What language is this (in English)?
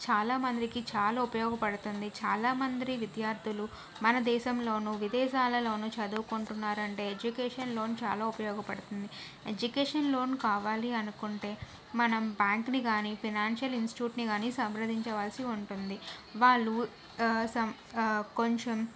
Telugu